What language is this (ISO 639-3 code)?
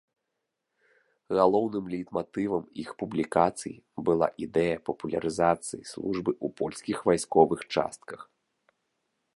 bel